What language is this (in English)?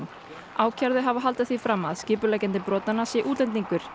Icelandic